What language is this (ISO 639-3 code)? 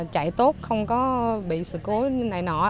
vie